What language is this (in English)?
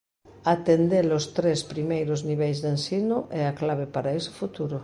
Galician